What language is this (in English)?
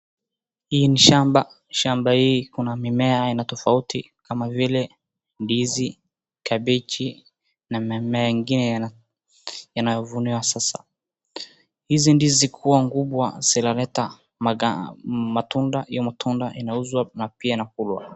Swahili